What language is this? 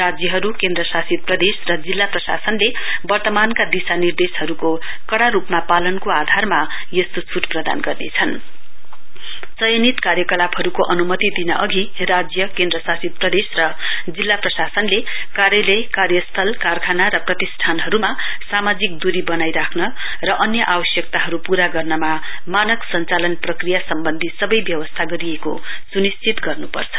Nepali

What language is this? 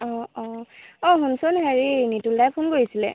Assamese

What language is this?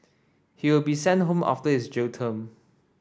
English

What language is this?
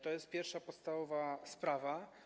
Polish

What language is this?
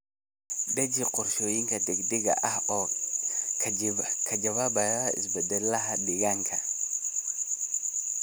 Somali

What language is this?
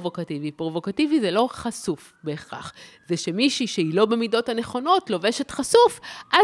Hebrew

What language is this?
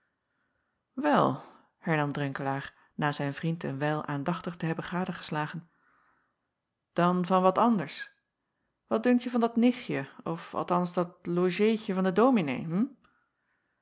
Dutch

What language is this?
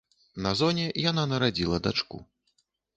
Belarusian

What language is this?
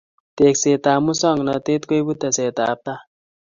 Kalenjin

